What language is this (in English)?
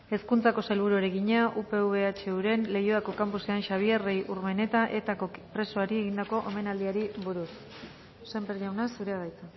Basque